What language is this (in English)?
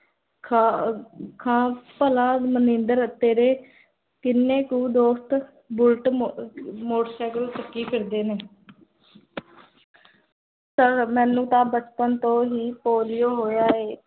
Punjabi